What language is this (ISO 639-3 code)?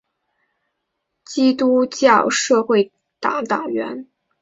zho